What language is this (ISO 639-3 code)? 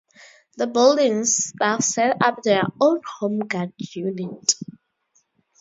eng